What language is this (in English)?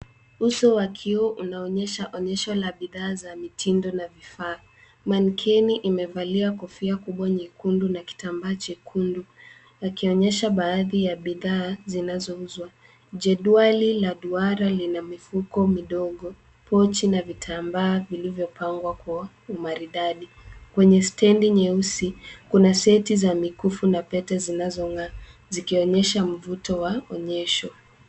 Swahili